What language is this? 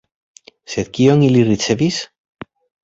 Esperanto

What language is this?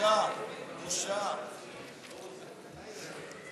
Hebrew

